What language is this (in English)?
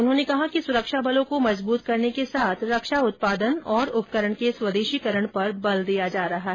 Hindi